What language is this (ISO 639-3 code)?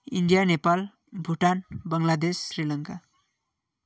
nep